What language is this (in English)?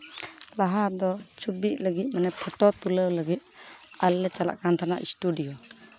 Santali